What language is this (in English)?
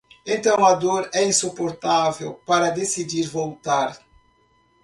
Portuguese